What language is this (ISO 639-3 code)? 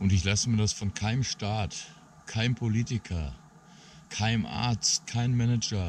deu